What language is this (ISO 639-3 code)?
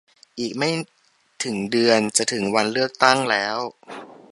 tha